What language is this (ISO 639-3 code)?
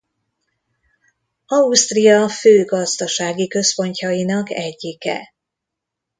hun